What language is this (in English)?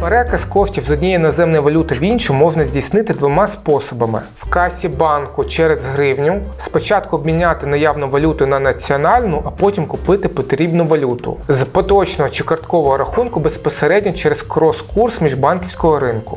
Ukrainian